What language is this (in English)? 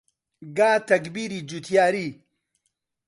Central Kurdish